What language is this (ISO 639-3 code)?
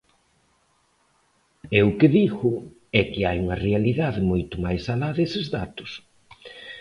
glg